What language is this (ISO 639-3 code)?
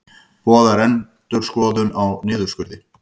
isl